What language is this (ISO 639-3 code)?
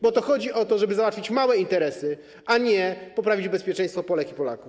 pol